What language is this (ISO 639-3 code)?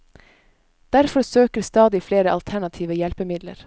nor